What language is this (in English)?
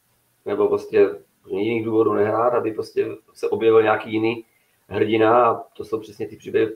Czech